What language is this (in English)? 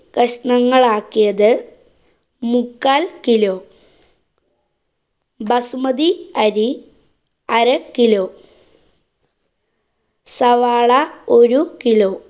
Malayalam